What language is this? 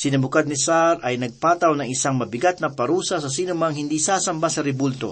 Filipino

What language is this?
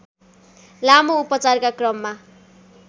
Nepali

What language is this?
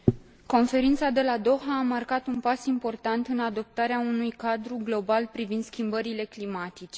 Romanian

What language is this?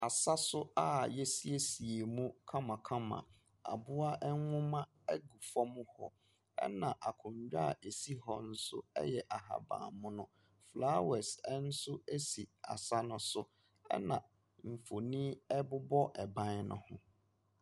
Akan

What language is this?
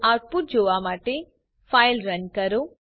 Gujarati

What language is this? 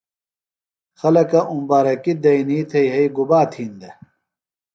Phalura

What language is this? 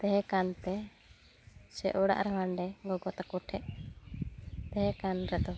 Santali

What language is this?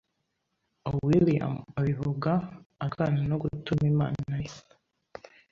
Kinyarwanda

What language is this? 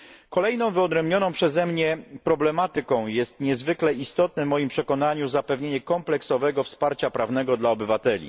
Polish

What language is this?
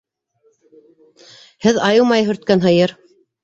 Bashkir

